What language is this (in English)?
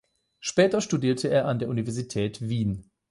German